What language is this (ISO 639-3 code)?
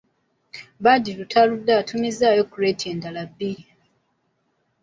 lug